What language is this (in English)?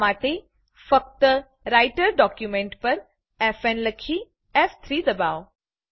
Gujarati